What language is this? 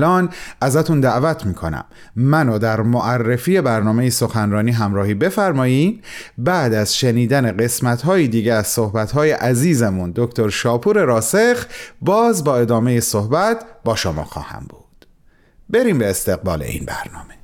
Persian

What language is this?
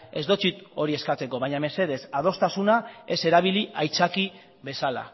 Basque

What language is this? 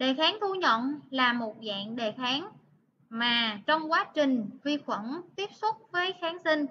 Vietnamese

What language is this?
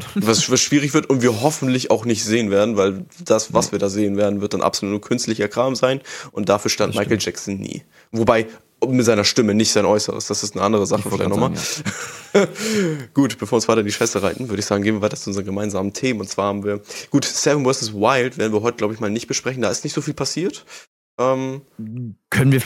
German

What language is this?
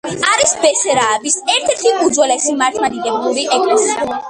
Georgian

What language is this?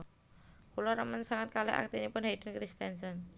Javanese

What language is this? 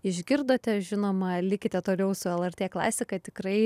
Lithuanian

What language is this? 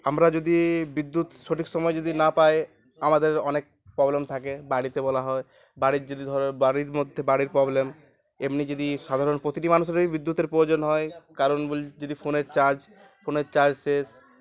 Bangla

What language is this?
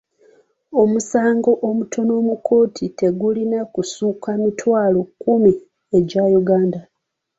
Ganda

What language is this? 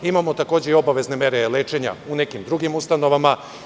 Serbian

